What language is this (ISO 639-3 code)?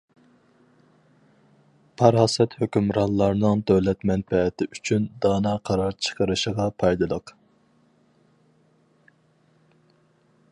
uig